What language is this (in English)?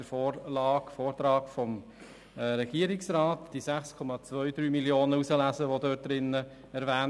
Swiss German